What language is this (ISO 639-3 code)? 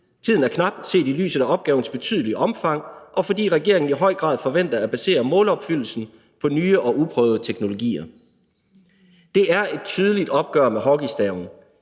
dan